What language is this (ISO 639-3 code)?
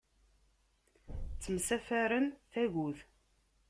kab